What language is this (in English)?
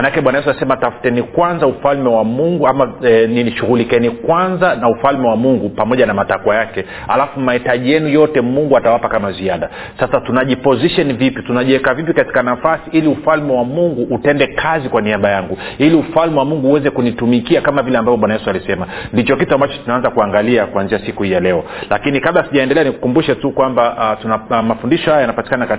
Swahili